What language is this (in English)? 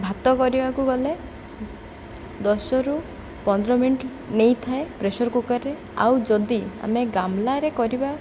Odia